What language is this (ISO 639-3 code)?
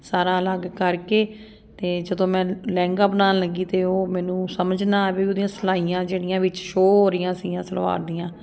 pan